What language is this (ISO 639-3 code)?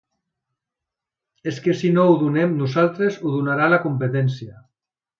cat